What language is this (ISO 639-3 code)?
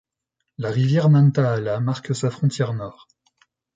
fra